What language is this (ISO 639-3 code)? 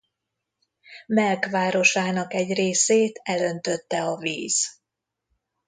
hun